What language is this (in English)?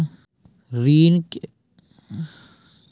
Maithili